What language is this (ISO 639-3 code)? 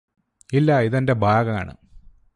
mal